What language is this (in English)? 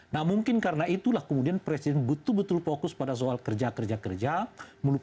Indonesian